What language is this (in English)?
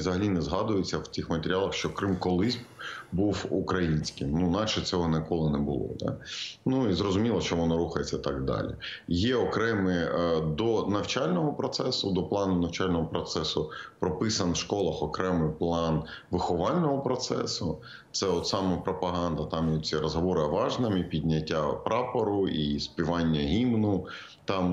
Ukrainian